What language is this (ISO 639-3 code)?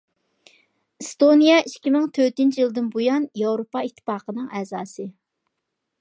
uig